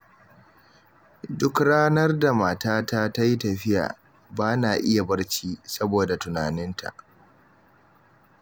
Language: Hausa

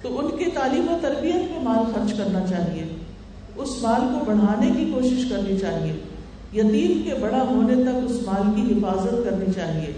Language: Urdu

